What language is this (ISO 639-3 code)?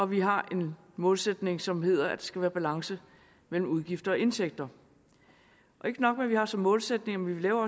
dan